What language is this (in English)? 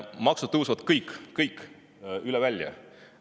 Estonian